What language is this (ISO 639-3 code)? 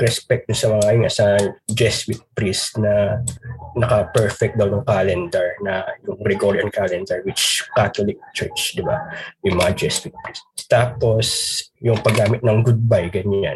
fil